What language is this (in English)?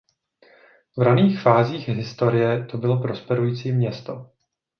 Czech